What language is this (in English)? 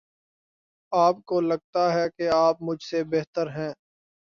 Urdu